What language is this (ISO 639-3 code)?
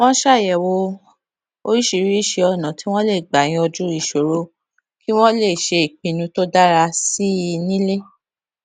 yor